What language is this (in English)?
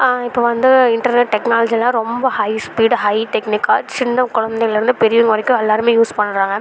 Tamil